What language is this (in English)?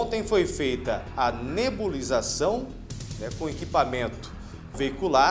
Portuguese